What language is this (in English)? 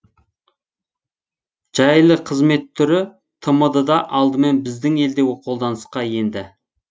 Kazakh